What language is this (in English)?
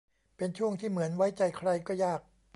Thai